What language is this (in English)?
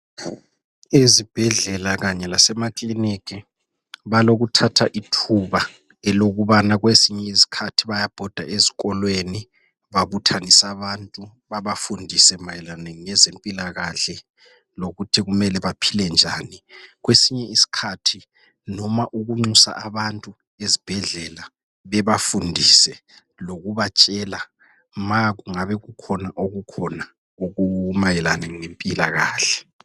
North Ndebele